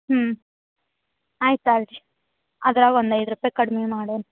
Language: Kannada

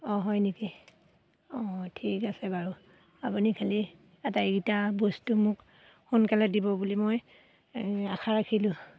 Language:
Assamese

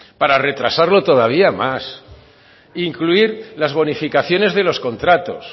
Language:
Spanish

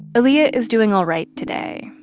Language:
English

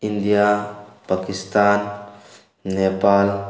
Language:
Manipuri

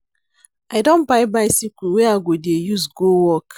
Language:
Nigerian Pidgin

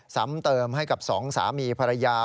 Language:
Thai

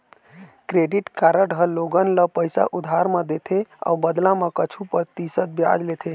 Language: Chhattisgarhi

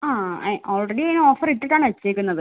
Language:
Malayalam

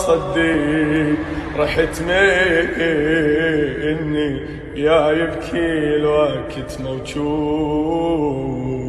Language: Arabic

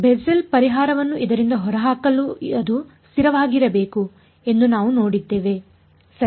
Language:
Kannada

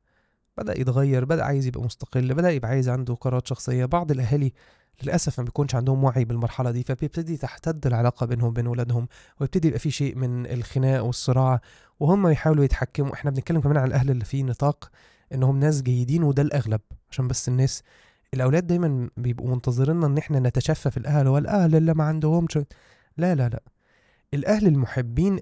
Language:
Arabic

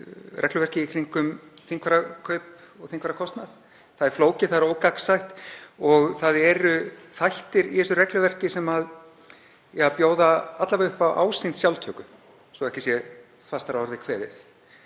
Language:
Icelandic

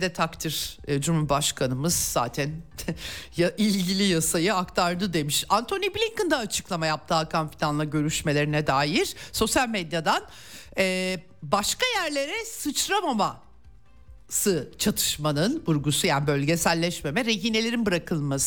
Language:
Turkish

